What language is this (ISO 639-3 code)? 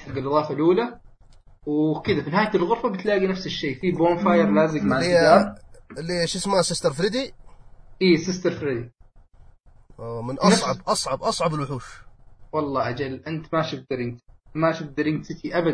ara